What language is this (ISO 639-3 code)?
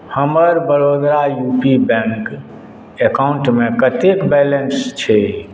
mai